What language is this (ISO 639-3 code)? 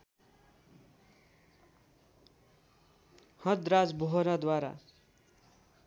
nep